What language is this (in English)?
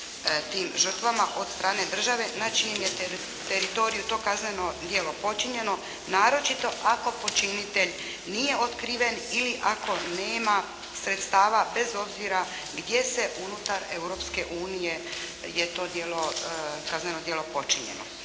Croatian